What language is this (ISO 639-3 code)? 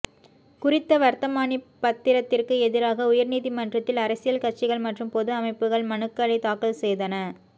tam